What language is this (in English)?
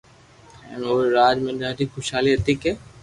Loarki